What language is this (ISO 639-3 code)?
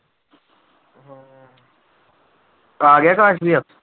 pan